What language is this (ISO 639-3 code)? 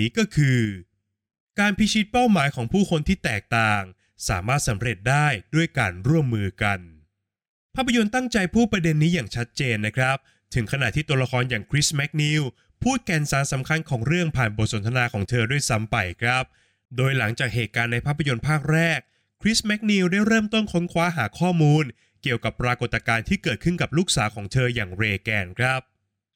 tha